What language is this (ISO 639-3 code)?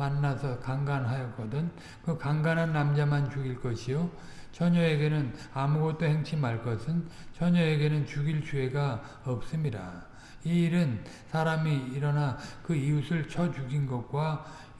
kor